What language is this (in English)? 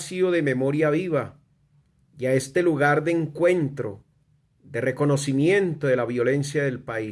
Spanish